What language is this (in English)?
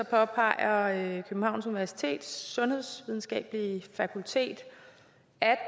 Danish